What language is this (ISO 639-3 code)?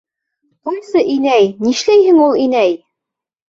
bak